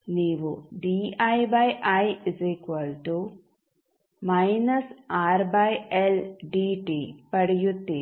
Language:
Kannada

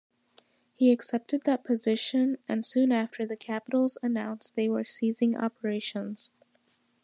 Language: English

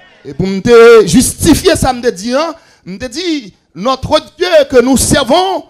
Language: French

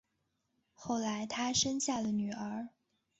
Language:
Chinese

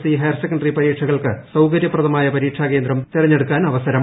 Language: Malayalam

